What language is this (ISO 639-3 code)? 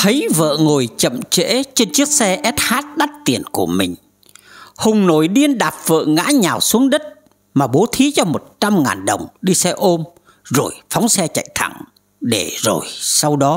vie